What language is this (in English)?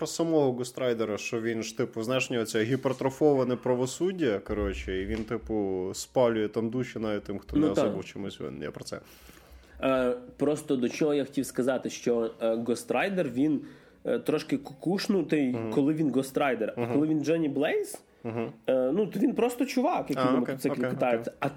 Ukrainian